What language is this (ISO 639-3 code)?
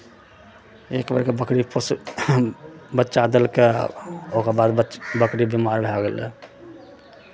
mai